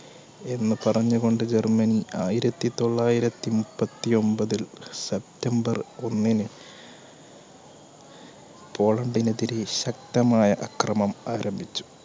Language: Malayalam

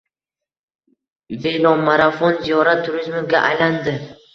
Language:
Uzbek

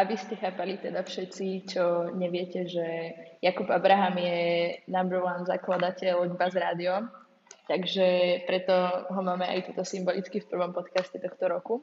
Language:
Slovak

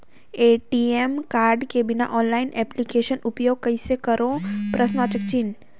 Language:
Chhattisgarhi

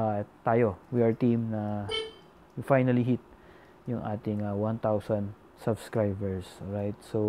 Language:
Filipino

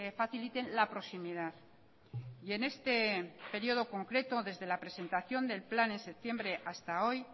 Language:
Spanish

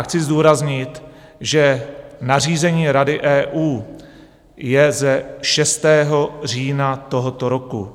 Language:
Czech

